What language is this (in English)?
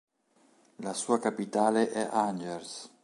Italian